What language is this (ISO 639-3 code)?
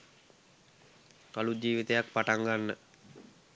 sin